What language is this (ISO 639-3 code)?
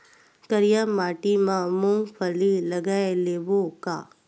hne